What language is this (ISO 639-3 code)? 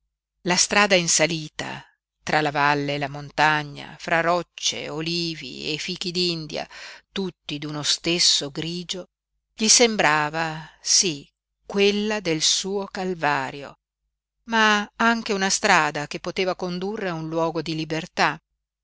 ita